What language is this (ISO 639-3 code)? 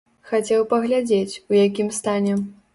bel